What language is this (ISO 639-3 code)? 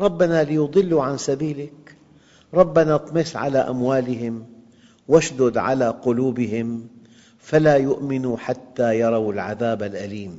ara